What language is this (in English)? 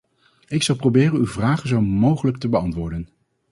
Dutch